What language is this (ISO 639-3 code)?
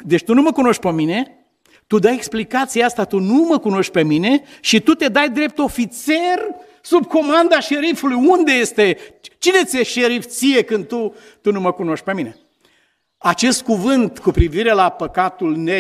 ron